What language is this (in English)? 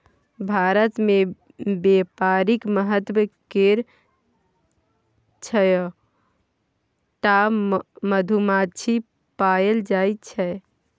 Maithili